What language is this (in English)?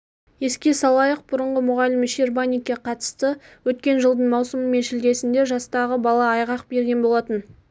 Kazakh